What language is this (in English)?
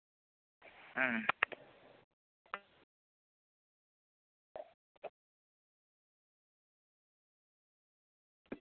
Santali